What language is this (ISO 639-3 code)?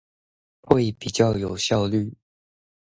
zho